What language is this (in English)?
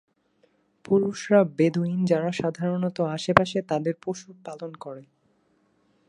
Bangla